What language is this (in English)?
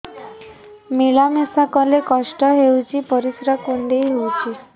Odia